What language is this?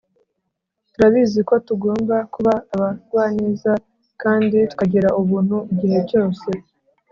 Kinyarwanda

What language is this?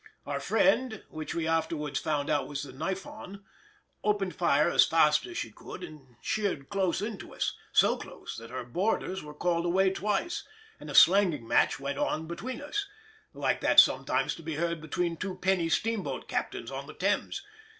English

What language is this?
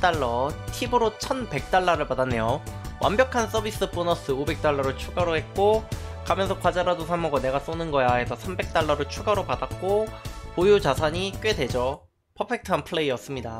Korean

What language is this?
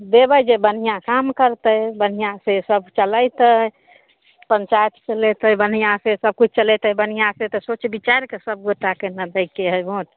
Maithili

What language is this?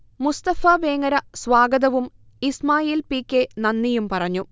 Malayalam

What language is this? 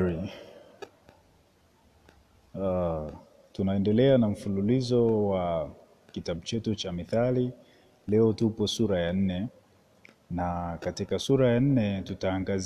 Swahili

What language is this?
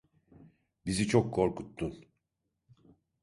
Turkish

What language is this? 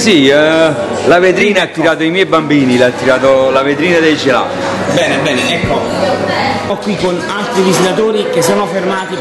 Italian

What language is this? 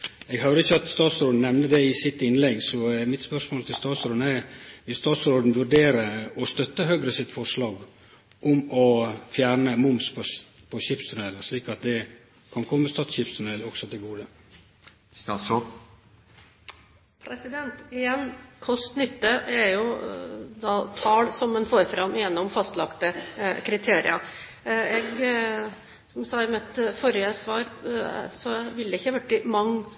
Norwegian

